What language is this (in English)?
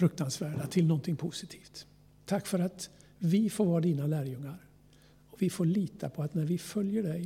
Swedish